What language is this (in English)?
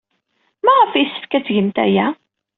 Kabyle